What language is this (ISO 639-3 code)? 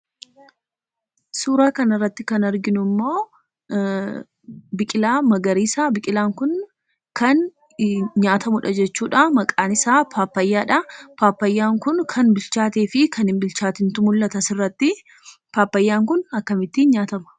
orm